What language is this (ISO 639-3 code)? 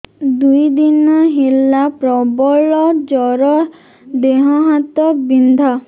ori